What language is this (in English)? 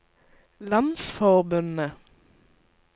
Norwegian